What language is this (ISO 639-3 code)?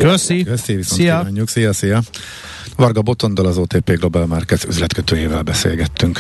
hun